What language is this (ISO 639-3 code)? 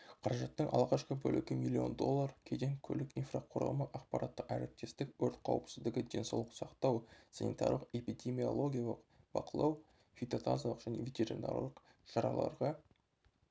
kaz